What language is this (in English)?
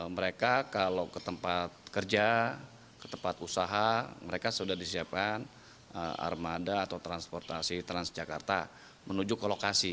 Indonesian